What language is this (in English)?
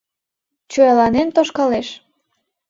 Mari